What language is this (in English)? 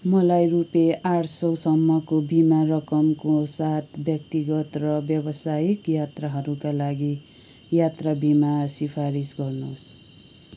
Nepali